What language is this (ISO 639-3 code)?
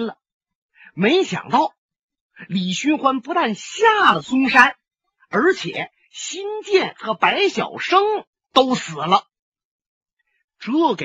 zho